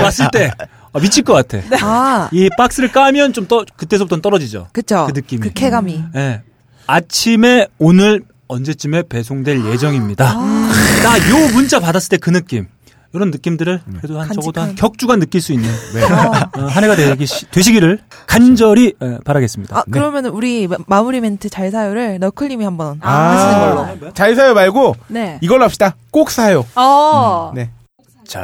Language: Korean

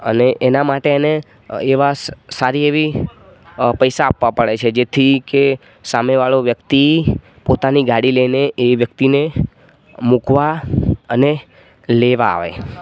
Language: Gujarati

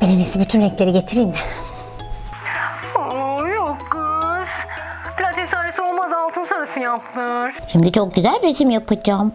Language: Turkish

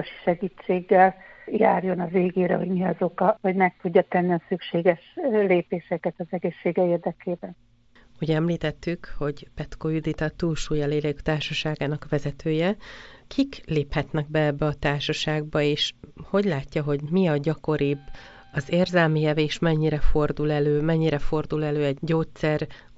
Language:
Hungarian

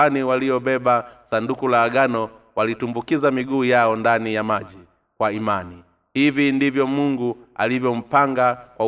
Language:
Swahili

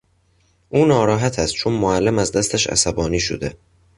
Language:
Persian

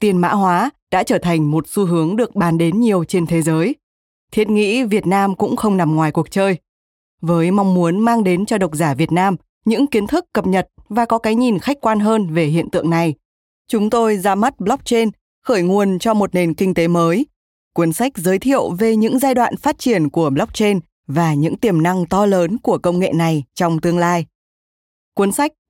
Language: Vietnamese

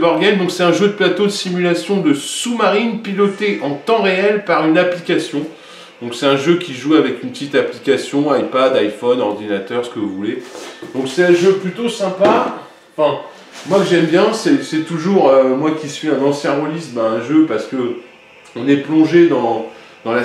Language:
French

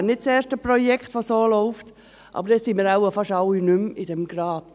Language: Swiss German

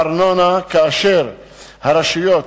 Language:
Hebrew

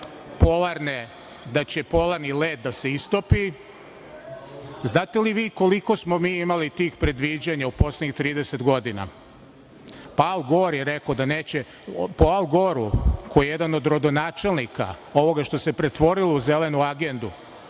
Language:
Serbian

